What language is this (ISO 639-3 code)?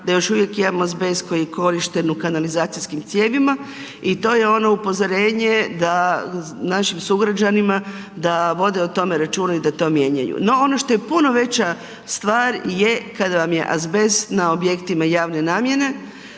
hrv